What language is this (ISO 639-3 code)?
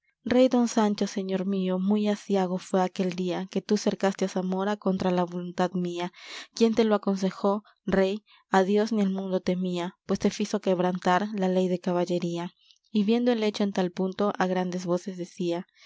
spa